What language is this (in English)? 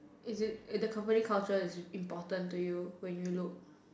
English